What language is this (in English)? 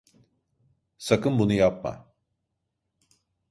Turkish